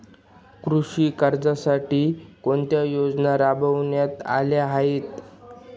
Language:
Marathi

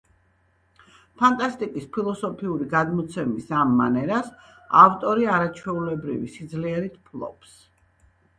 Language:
Georgian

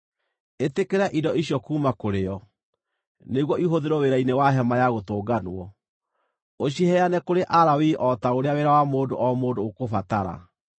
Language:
Kikuyu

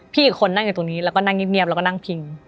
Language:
Thai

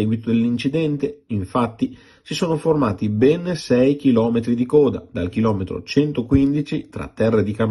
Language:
Italian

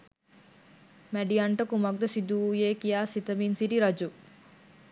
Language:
Sinhala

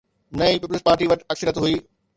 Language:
Sindhi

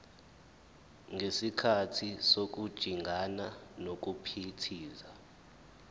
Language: Zulu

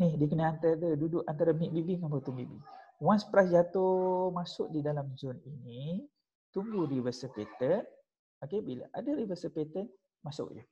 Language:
Malay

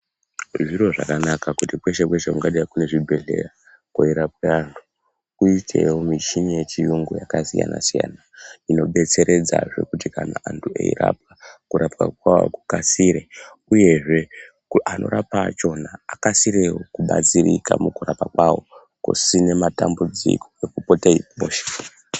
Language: Ndau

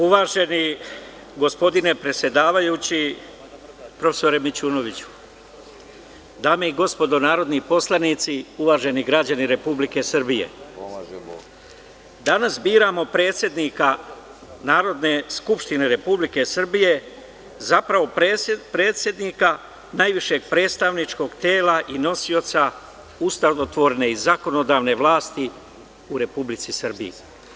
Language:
Serbian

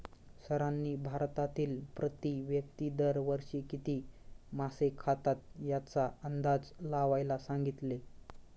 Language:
Marathi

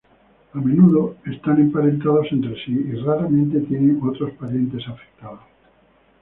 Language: Spanish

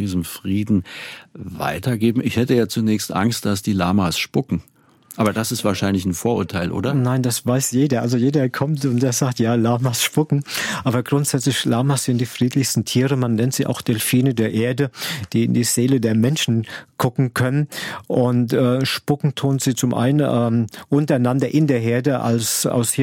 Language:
German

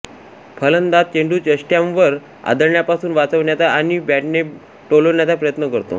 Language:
Marathi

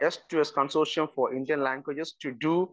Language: Malayalam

